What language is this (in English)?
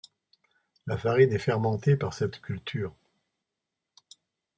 French